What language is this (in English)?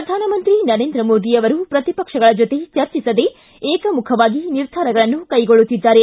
Kannada